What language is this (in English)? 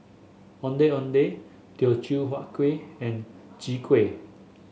English